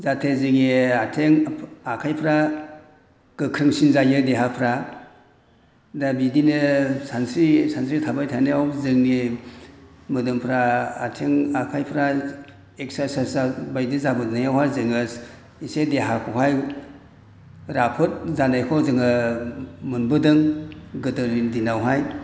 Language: Bodo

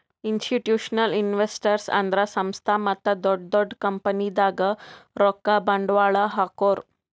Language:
Kannada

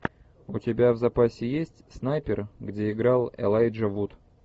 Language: Russian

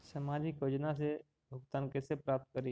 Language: Magahi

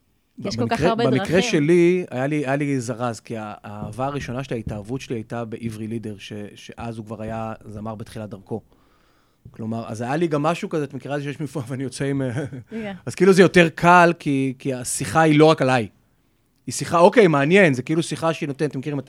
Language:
Hebrew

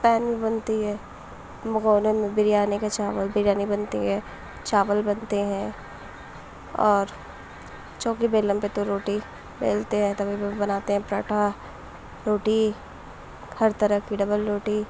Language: Urdu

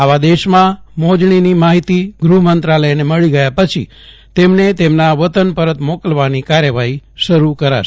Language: Gujarati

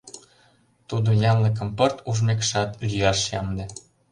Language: Mari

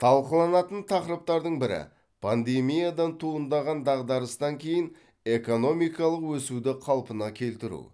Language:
Kazakh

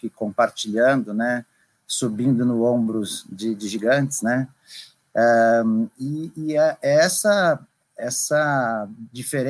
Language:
Portuguese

